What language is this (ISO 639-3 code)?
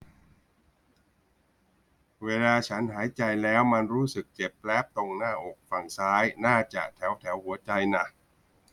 tha